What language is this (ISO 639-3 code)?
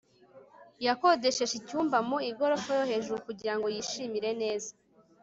kin